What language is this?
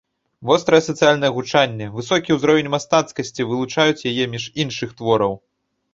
Belarusian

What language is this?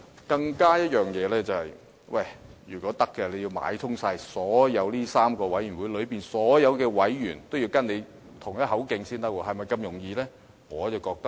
Cantonese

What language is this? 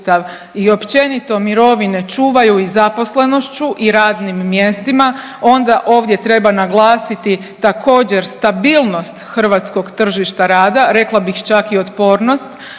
Croatian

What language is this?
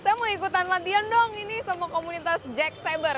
Indonesian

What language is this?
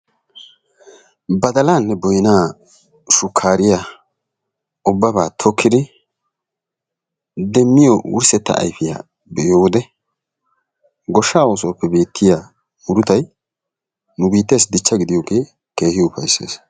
Wolaytta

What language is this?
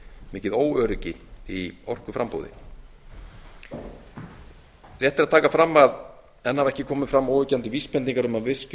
Icelandic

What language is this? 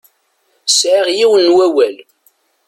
Kabyle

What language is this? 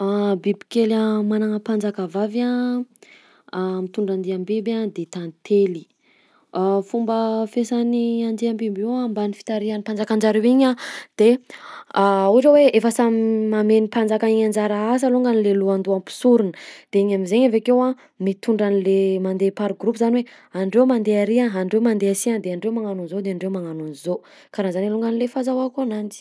Southern Betsimisaraka Malagasy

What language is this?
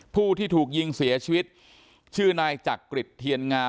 Thai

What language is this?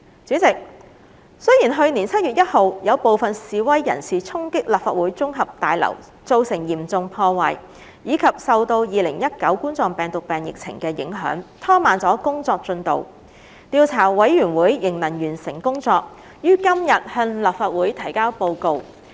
Cantonese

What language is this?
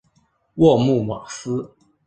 Chinese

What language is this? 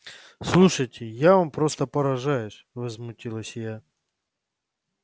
Russian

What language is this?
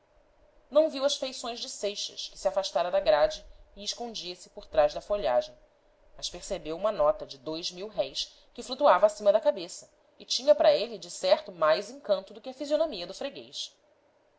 Portuguese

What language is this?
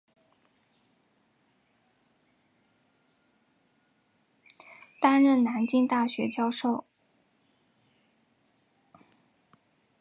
Chinese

